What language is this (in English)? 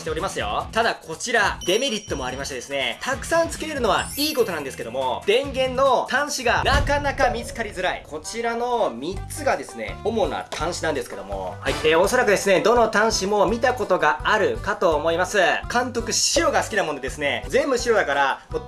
Japanese